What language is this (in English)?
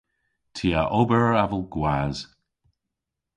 Cornish